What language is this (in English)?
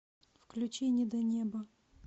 Russian